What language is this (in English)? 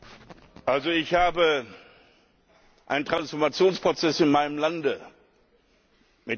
German